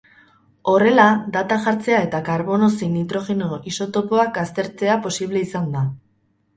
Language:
Basque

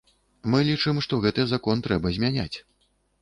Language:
Belarusian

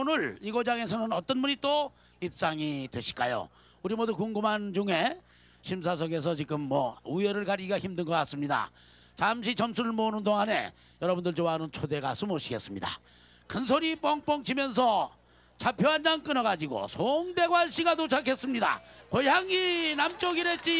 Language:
Korean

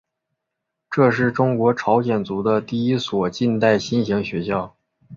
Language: Chinese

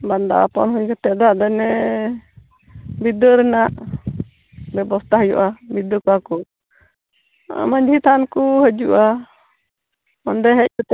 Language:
Santali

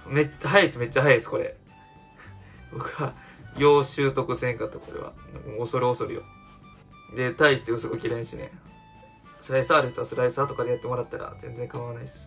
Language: Japanese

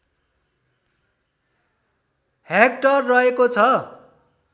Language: Nepali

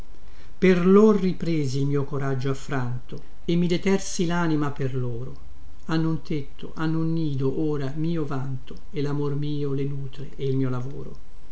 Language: Italian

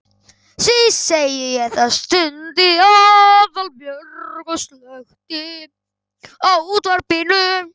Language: Icelandic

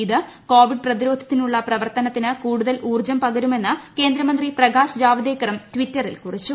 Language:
Malayalam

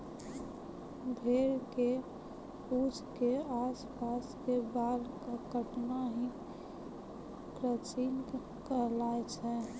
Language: Maithili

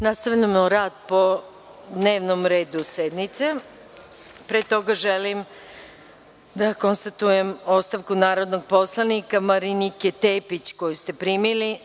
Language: Serbian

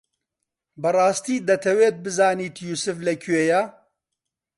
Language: Central Kurdish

